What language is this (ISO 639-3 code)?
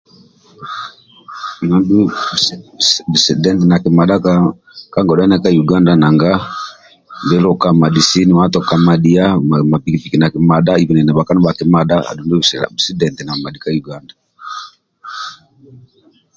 rwm